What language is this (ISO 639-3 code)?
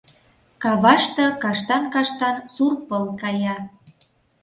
chm